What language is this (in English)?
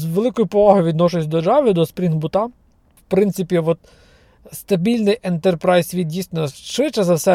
Ukrainian